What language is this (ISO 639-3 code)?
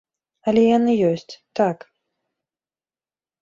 bel